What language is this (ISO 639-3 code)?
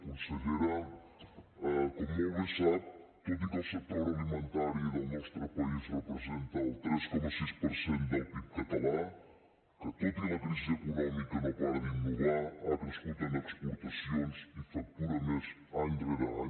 cat